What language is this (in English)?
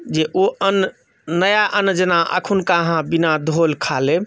Maithili